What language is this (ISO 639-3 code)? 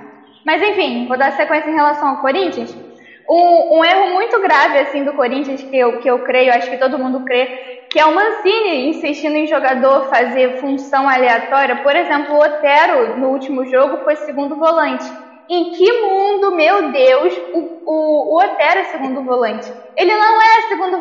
por